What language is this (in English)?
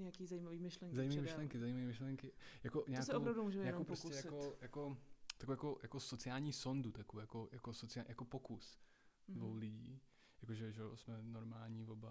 Czech